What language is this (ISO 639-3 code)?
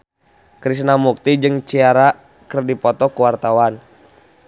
sun